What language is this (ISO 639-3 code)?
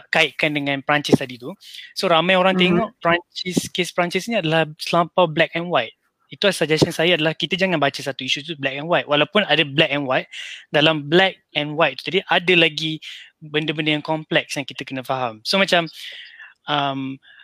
msa